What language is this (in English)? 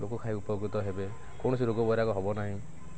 Odia